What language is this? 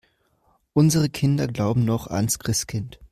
German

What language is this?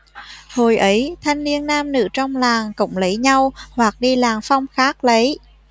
Vietnamese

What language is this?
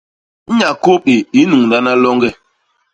Basaa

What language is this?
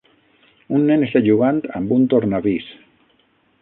Catalan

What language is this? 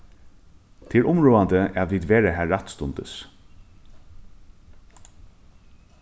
Faroese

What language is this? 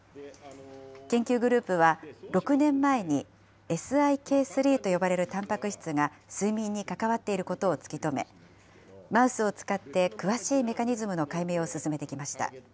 Japanese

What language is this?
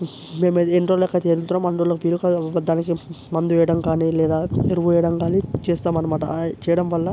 Telugu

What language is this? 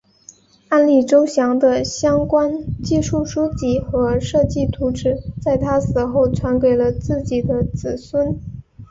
Chinese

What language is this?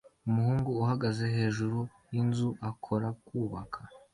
Kinyarwanda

